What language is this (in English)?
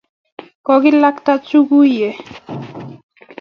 Kalenjin